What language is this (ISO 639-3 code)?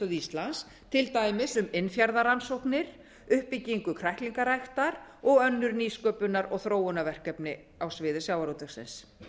isl